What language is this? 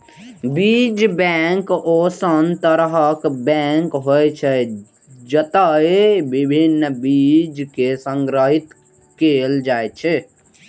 Maithili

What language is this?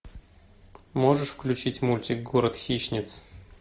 Russian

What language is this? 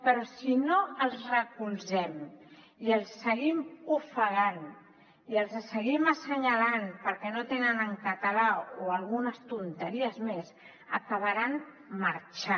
Catalan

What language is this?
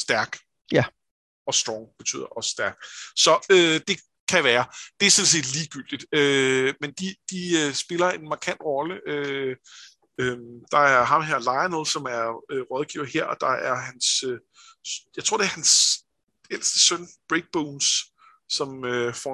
Danish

